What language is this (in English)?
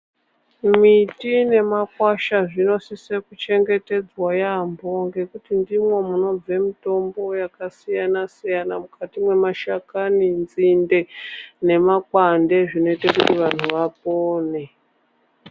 Ndau